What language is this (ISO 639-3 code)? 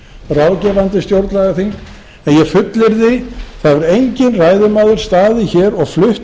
isl